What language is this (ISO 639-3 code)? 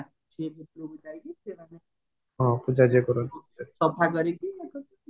ori